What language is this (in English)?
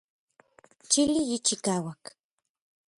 Orizaba Nahuatl